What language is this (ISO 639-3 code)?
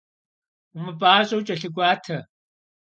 kbd